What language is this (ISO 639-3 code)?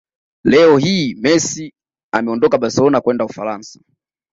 swa